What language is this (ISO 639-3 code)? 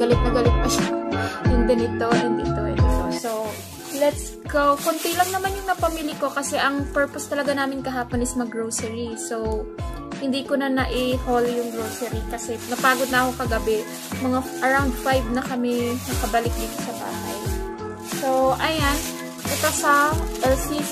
fil